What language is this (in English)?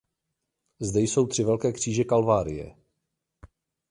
Czech